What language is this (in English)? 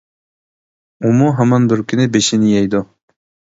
Uyghur